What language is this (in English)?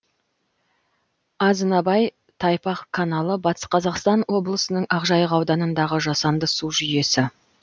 Kazakh